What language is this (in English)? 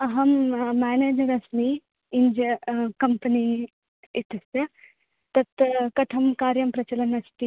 Sanskrit